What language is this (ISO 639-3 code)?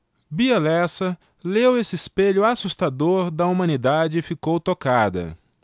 por